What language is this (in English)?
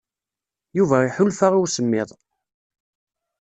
Kabyle